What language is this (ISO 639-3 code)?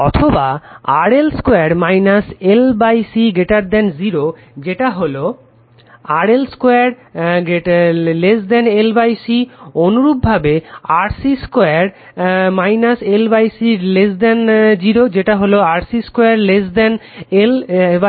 ben